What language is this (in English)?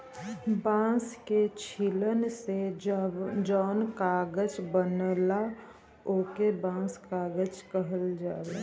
Bhojpuri